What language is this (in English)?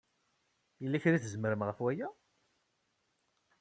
Kabyle